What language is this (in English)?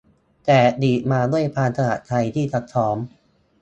Thai